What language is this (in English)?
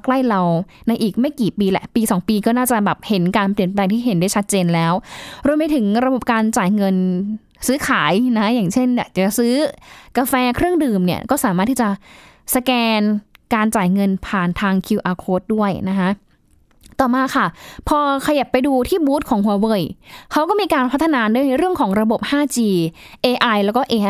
Thai